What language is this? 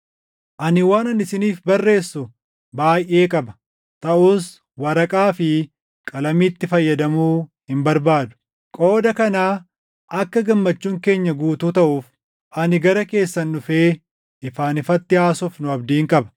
Oromo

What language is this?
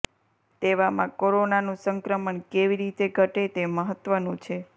Gujarati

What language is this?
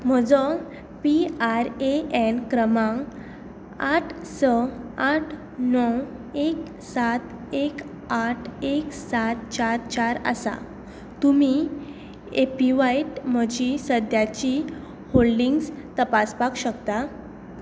Konkani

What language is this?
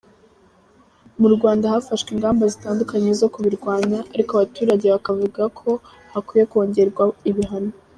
Kinyarwanda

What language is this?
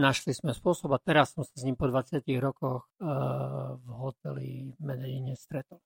Slovak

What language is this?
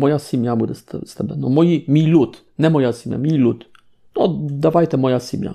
Polish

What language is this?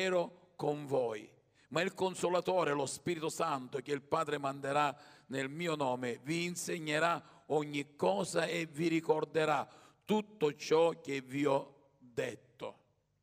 Italian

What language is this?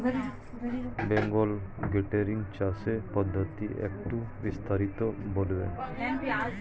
Bangla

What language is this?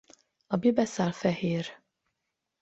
Hungarian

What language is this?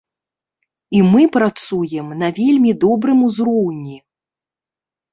Belarusian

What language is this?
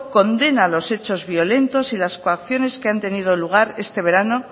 Spanish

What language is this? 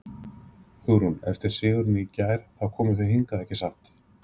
Icelandic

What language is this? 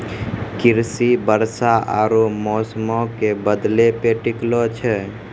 Maithili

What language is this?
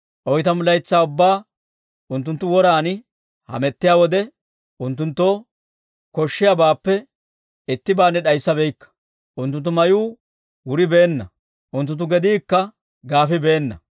Dawro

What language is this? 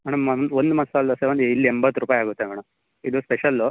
Kannada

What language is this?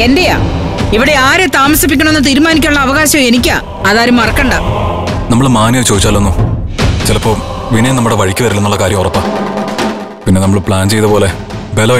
Malayalam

